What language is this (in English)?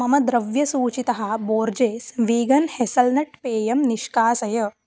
Sanskrit